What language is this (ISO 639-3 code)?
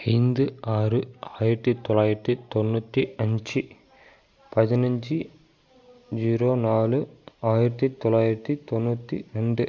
tam